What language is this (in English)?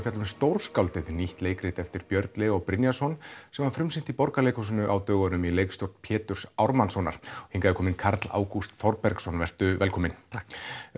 Icelandic